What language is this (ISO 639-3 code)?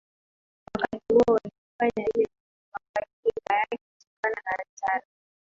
swa